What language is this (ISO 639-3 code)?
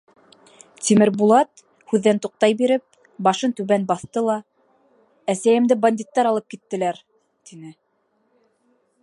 bak